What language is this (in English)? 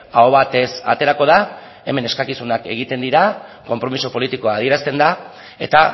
Basque